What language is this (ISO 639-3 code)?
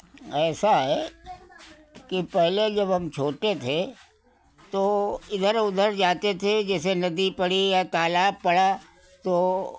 hin